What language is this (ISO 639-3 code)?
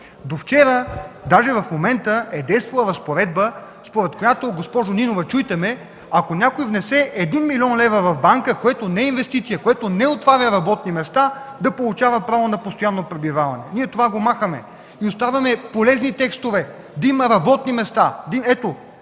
bul